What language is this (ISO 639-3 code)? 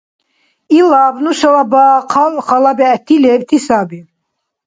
dar